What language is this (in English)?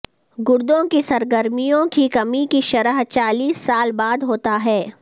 Urdu